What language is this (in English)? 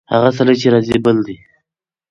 Pashto